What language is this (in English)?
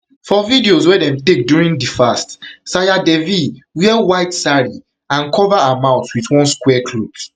Nigerian Pidgin